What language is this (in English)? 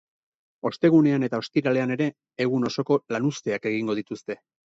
Basque